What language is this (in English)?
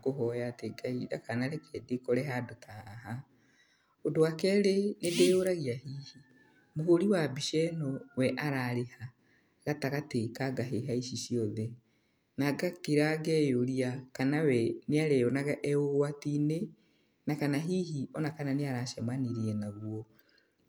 Kikuyu